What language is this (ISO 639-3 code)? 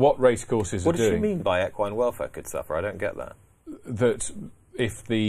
eng